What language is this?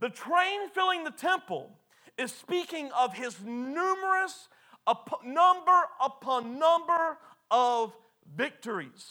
English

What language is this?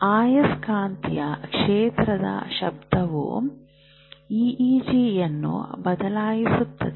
Kannada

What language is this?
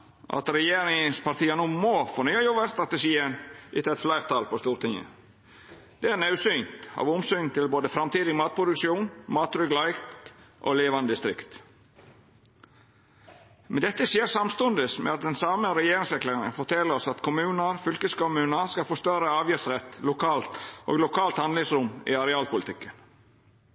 Norwegian Nynorsk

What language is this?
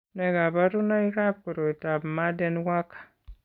Kalenjin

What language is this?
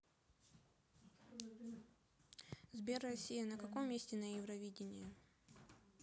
Russian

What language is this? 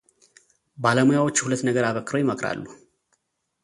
Amharic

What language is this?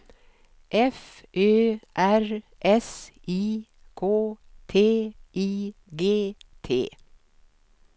Swedish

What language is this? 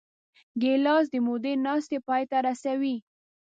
Pashto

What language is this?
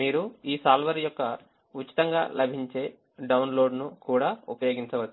Telugu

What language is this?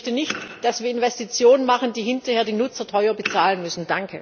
German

